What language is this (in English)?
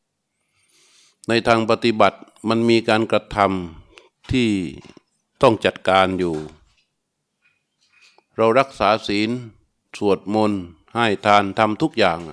Thai